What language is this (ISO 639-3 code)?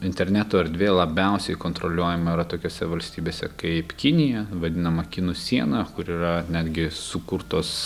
lit